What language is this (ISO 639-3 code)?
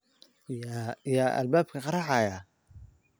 som